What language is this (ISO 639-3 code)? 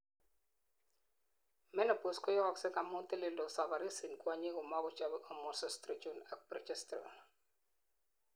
kln